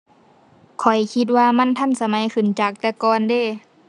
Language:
Thai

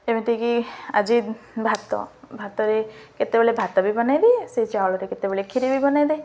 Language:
Odia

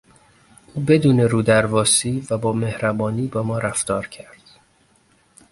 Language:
Persian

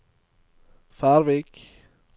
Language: Norwegian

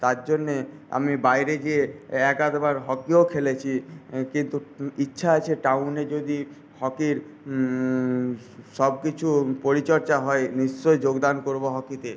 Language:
Bangla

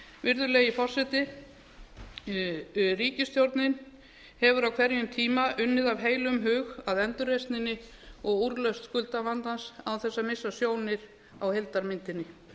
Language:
Icelandic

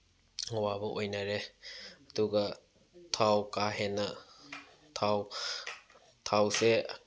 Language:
Manipuri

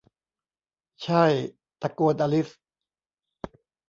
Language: Thai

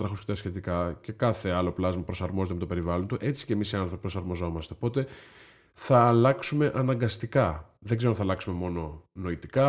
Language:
Greek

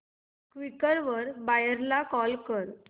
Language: Marathi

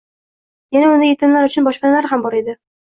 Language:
Uzbek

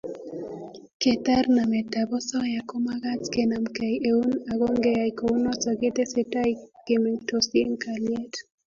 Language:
Kalenjin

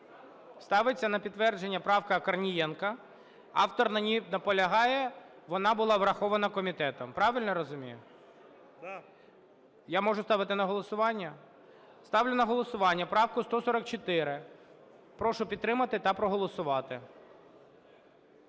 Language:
Ukrainian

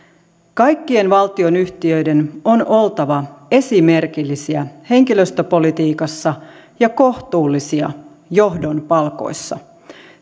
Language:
Finnish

